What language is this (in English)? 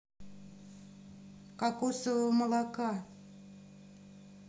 Russian